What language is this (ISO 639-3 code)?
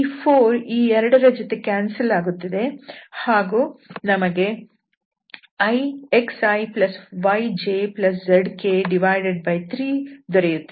kan